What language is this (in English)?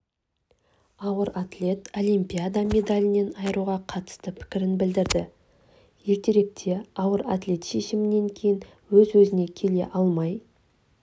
Kazakh